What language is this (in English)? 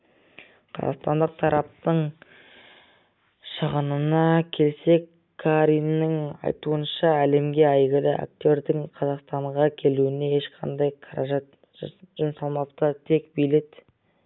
Kazakh